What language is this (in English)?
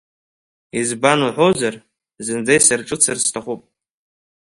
Abkhazian